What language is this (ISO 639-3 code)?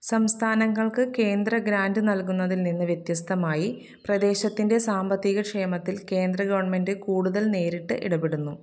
mal